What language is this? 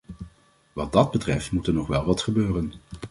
Dutch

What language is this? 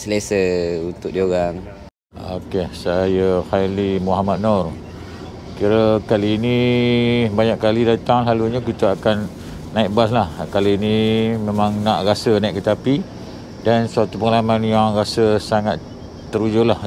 Malay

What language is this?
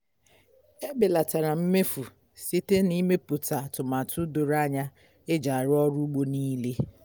Igbo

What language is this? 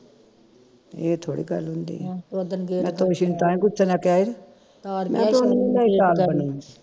Punjabi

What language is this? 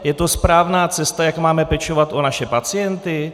Czech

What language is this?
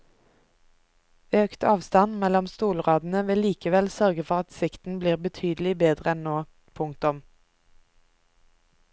Norwegian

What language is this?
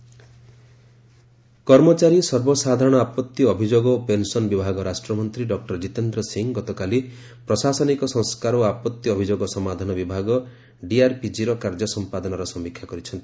Odia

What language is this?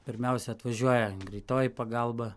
Lithuanian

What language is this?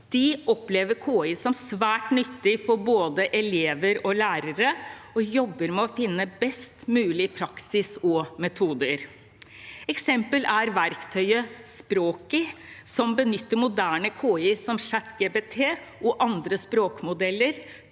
Norwegian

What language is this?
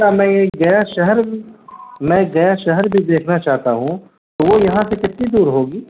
Urdu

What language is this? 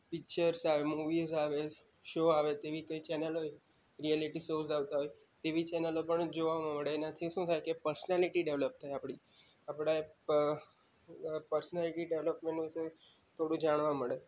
Gujarati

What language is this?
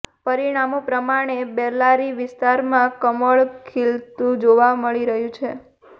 Gujarati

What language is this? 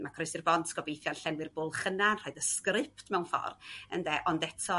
Welsh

